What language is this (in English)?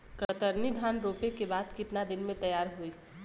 Bhojpuri